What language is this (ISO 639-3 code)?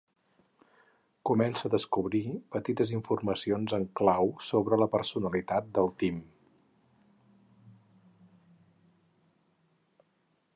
cat